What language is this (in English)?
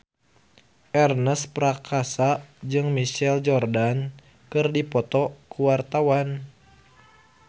Sundanese